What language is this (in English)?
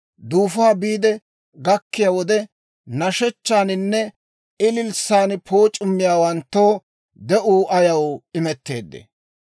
Dawro